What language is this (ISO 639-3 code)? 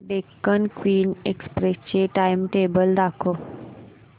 mar